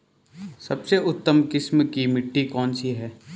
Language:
Hindi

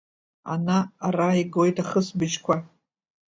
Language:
Abkhazian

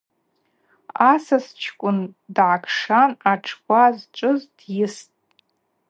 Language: Abaza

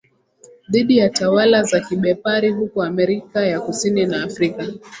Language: Swahili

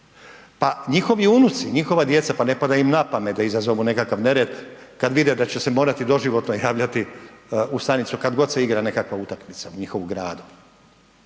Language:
Croatian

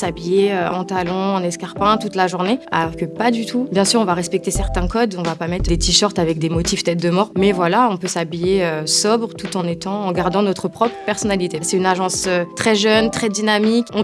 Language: French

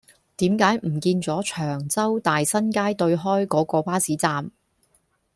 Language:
Cantonese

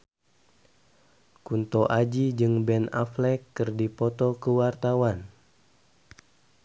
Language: Sundanese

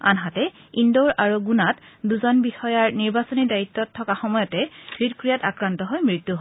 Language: Assamese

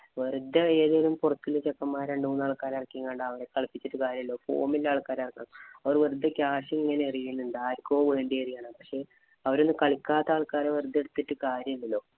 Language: Malayalam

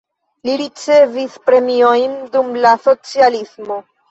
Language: Esperanto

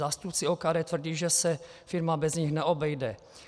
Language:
Czech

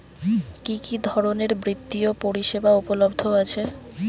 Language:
Bangla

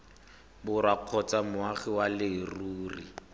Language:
Tswana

